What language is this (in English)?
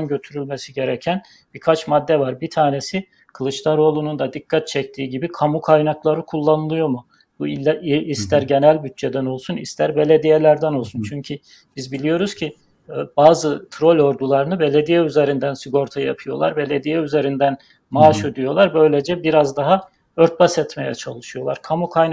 Turkish